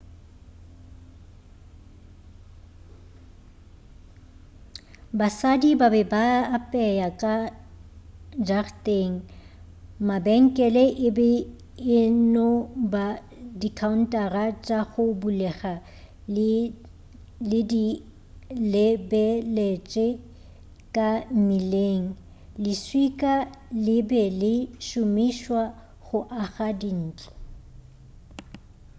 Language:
Northern Sotho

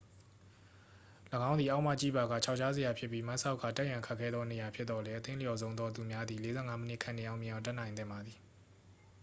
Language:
Burmese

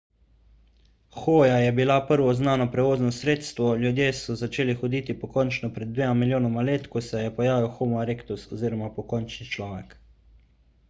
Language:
Slovenian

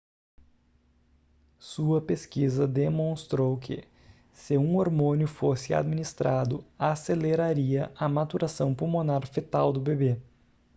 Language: Portuguese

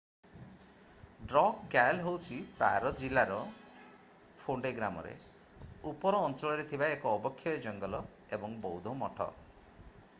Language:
Odia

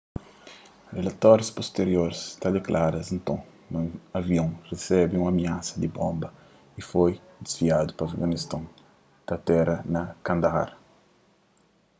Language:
Kabuverdianu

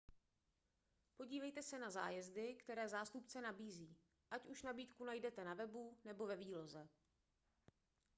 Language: Czech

